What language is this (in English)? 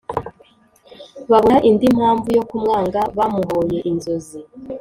Kinyarwanda